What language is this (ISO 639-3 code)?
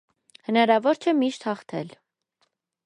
hye